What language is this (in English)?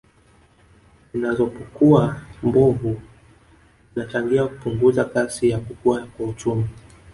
Swahili